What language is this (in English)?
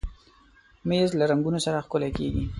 Pashto